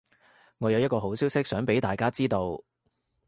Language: Cantonese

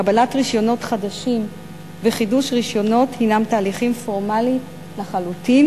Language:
Hebrew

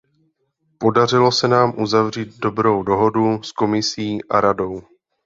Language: Czech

